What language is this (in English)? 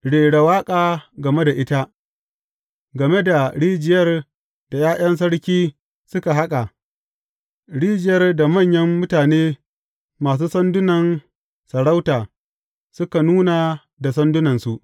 Hausa